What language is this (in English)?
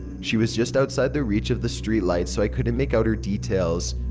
English